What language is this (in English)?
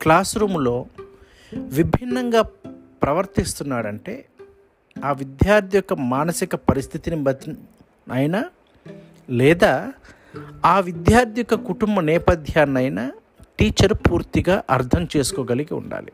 Telugu